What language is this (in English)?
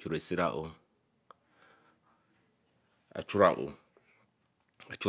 Eleme